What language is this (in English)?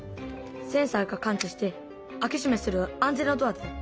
Japanese